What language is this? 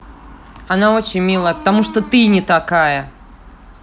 Russian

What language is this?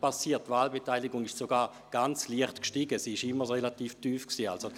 Swiss German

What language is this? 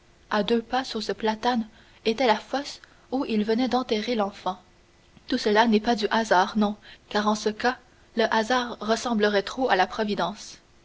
French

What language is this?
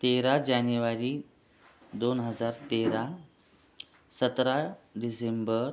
Marathi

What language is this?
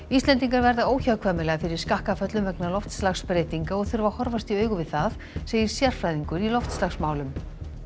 Icelandic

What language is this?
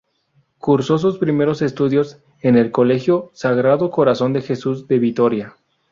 Spanish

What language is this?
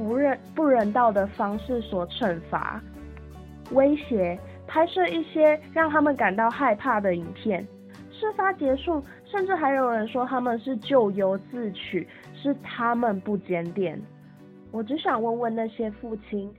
Chinese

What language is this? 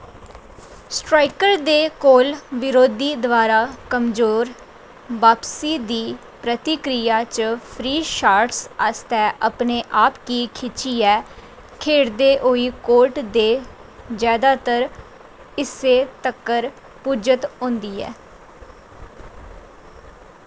Dogri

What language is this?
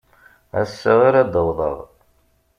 Kabyle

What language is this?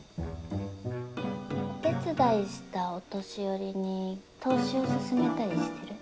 Japanese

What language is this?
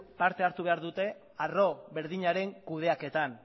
Basque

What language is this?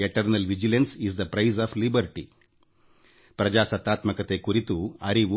Kannada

